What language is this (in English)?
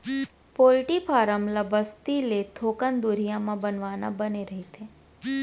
Chhattisgarhi